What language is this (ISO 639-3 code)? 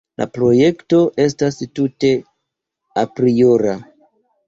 epo